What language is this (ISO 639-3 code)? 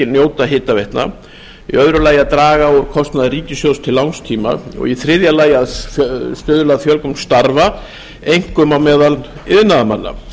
isl